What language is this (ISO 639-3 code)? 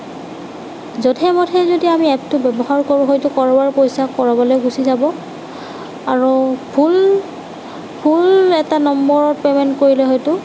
asm